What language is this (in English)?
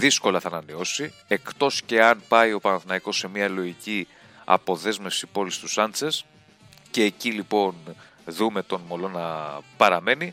Greek